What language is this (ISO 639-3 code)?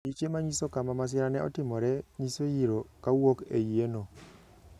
luo